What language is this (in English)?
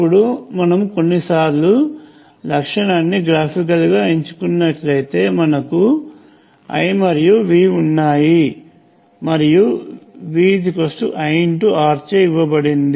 Telugu